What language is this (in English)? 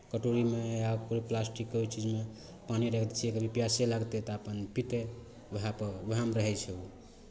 Maithili